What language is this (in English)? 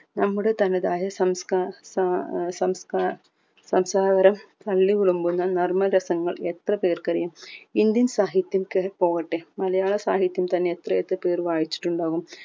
Malayalam